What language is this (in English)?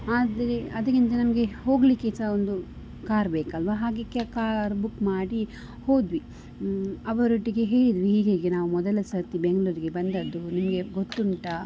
Kannada